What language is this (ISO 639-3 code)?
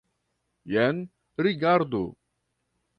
epo